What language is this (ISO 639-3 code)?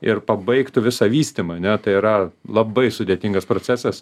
lit